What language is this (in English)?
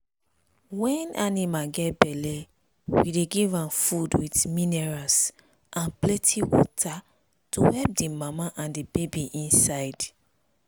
Nigerian Pidgin